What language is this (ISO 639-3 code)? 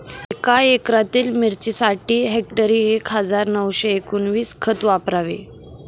mar